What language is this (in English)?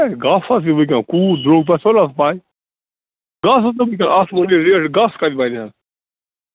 Kashmiri